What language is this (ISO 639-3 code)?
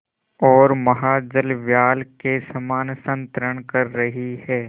hin